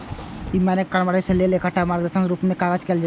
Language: Maithili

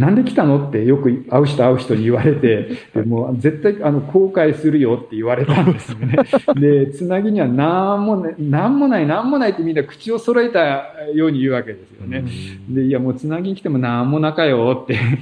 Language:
Japanese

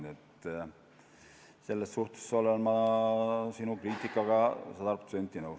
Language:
Estonian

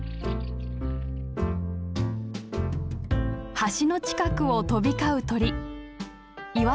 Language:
Japanese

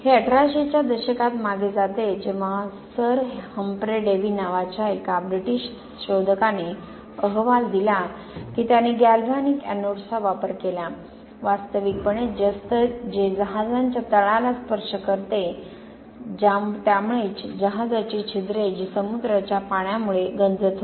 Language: Marathi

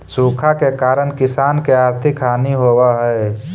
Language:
Magahi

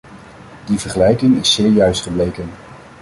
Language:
Dutch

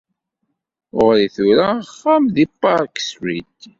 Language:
Kabyle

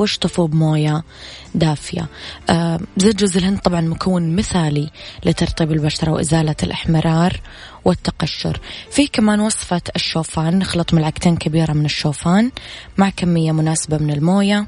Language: Arabic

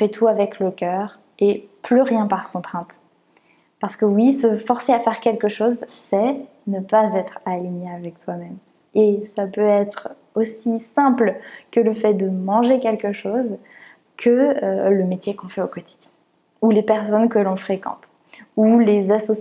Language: French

